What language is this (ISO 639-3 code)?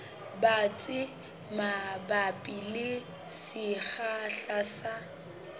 sot